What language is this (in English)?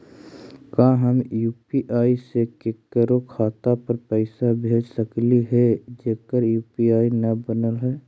Magahi